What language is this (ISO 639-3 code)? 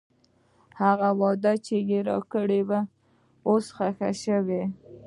pus